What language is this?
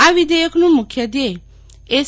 Gujarati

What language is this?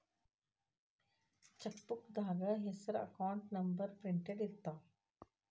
Kannada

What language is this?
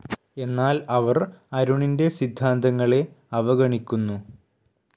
Malayalam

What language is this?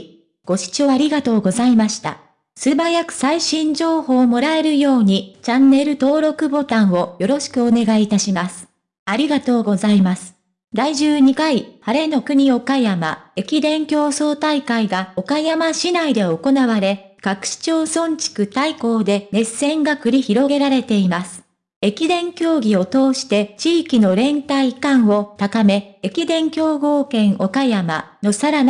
Japanese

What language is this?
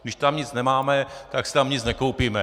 Czech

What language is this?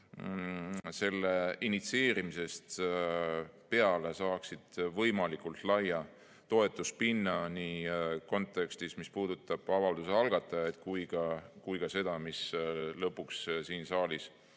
Estonian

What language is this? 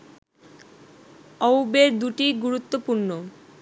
Bangla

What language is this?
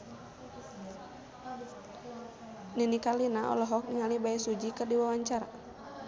Sundanese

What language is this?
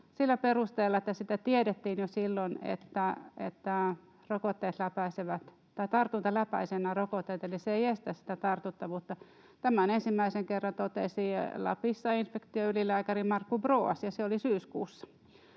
Finnish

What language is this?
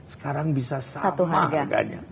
Indonesian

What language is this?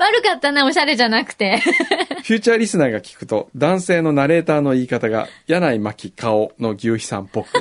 Japanese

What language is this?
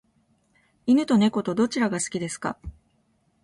Japanese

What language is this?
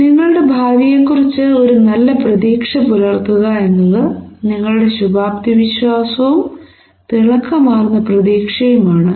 Malayalam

